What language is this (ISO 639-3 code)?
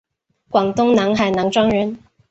zho